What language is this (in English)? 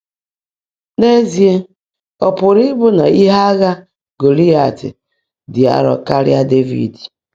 Igbo